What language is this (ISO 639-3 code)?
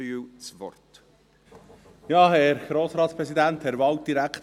gsw